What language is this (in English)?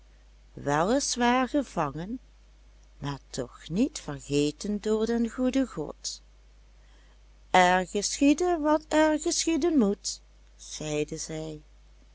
Dutch